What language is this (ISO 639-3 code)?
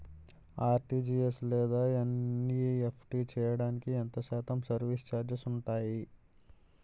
tel